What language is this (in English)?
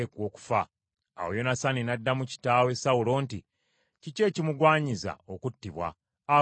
Ganda